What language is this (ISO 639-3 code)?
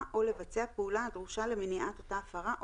heb